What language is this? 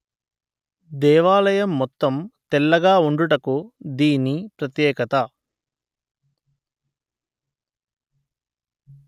Telugu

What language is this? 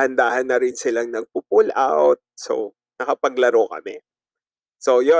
Filipino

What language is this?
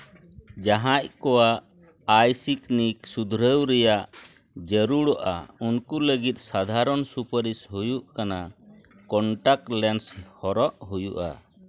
Santali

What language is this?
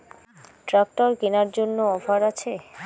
Bangla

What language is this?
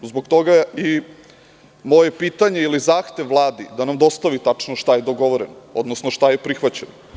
Serbian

